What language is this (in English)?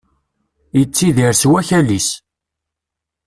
Kabyle